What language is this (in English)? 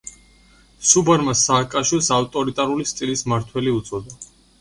Georgian